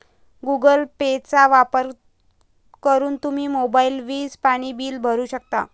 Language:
Marathi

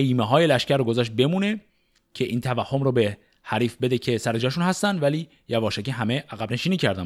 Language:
Persian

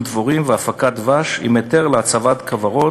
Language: Hebrew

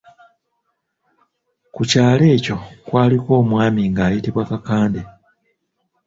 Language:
Ganda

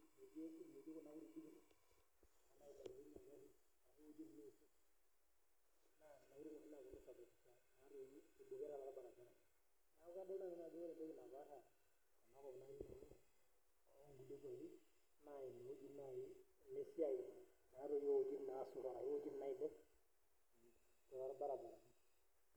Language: Masai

